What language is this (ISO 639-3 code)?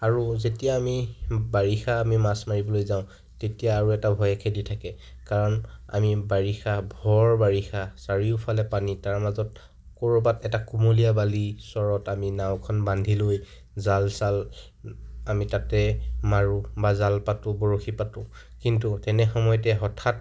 asm